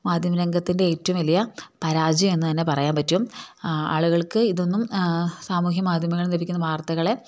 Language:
Malayalam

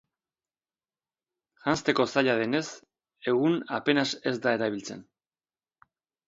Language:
Basque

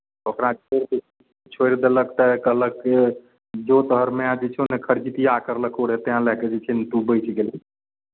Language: Maithili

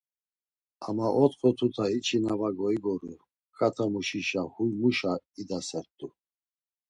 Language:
Laz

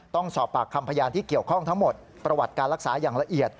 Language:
Thai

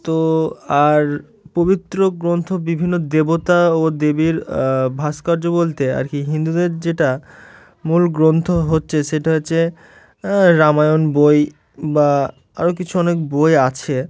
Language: Bangla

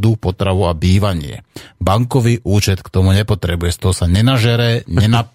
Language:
Slovak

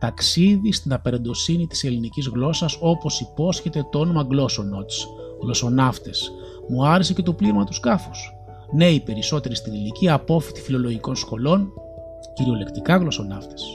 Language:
Greek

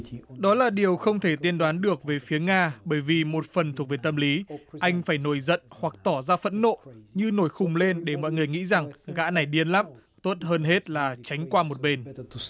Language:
Vietnamese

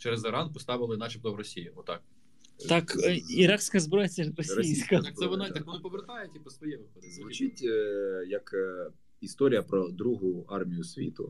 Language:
Ukrainian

